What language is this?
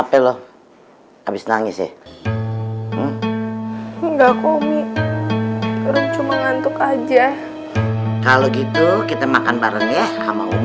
Indonesian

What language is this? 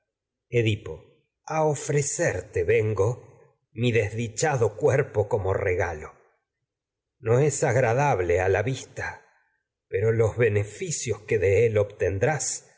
Spanish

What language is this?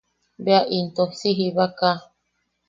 Yaqui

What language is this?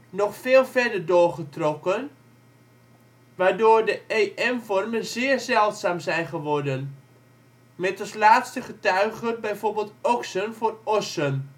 Dutch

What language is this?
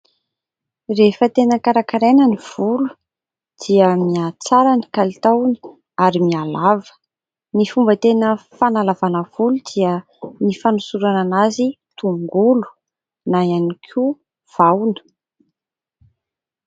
Malagasy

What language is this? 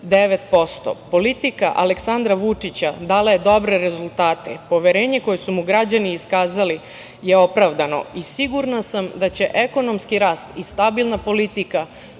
Serbian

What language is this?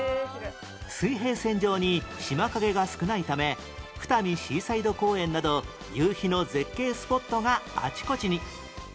Japanese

